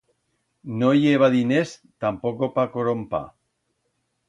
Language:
Aragonese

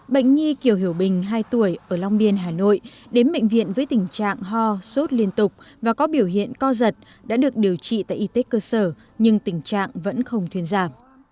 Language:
Vietnamese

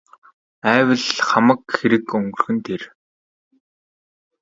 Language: Mongolian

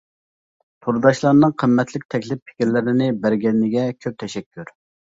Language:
Uyghur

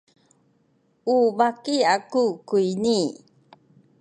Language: Sakizaya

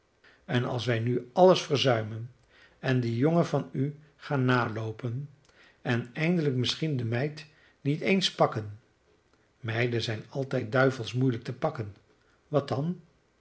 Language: Dutch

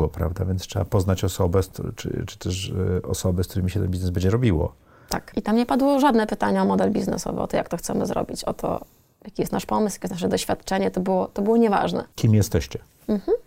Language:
Polish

